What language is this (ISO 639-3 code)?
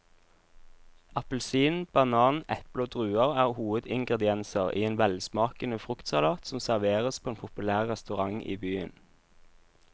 nor